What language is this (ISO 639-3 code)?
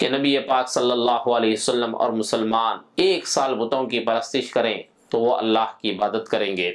ara